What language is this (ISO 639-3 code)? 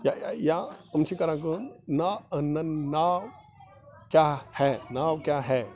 kas